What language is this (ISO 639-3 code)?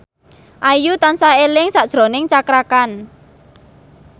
jav